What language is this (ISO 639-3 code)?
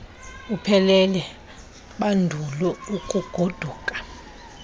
xho